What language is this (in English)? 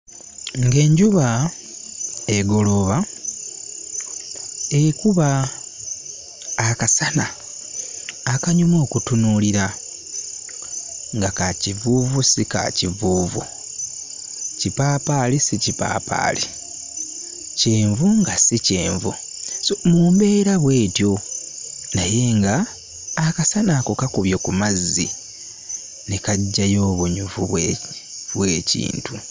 Ganda